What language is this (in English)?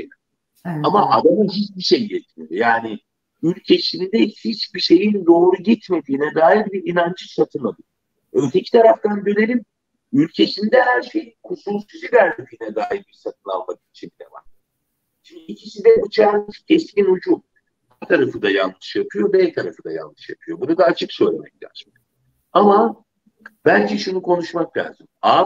Turkish